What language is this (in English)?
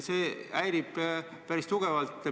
Estonian